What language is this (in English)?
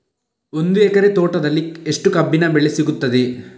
Kannada